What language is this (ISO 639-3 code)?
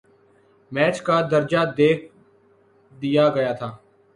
urd